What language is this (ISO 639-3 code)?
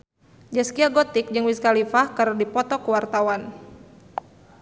sun